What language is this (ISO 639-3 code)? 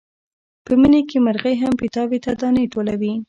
pus